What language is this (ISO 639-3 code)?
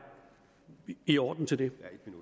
dan